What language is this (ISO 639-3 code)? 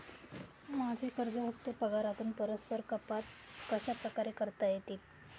mar